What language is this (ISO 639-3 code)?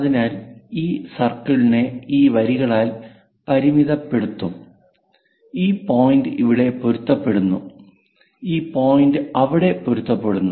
mal